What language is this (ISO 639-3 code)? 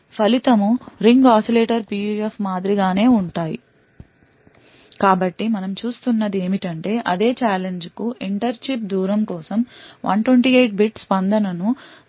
tel